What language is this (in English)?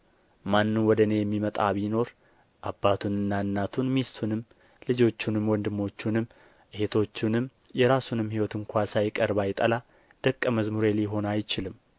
Amharic